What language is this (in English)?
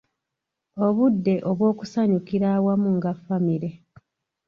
Ganda